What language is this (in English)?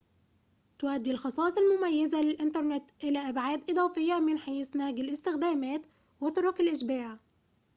Arabic